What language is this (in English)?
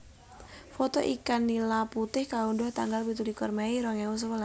Javanese